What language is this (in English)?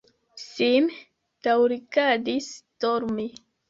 Esperanto